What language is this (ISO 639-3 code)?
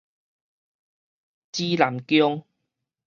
nan